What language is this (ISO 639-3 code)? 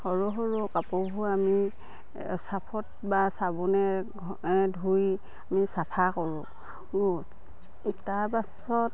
asm